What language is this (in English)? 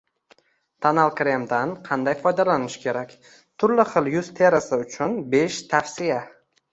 Uzbek